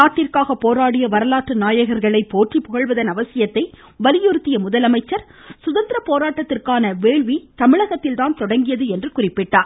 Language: Tamil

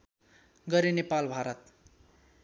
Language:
Nepali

